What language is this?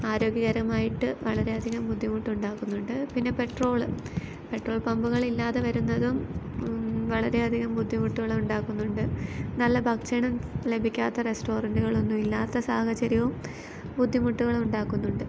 Malayalam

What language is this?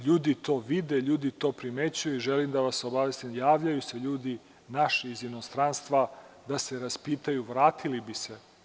Serbian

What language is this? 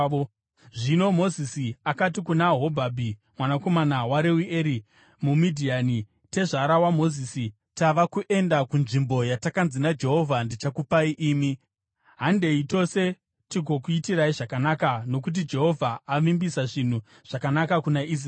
Shona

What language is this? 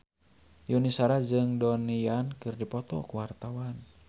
Sundanese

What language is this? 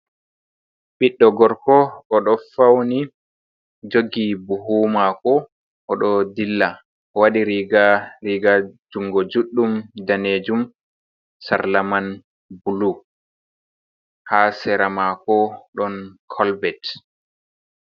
Fula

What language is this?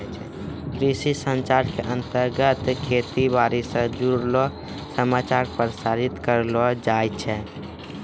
Maithili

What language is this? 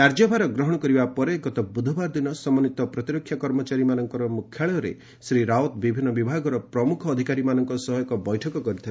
Odia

